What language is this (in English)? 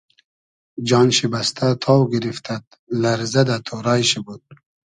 Hazaragi